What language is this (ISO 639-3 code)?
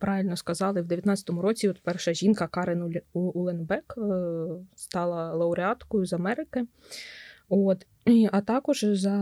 ukr